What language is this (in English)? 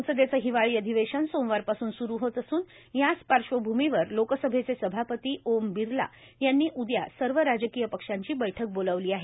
Marathi